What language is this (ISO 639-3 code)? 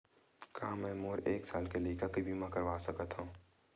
hne